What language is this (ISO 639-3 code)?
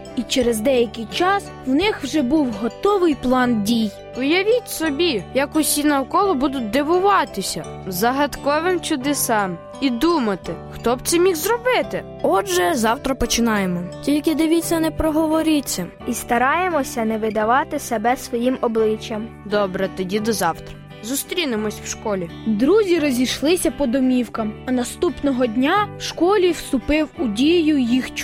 ukr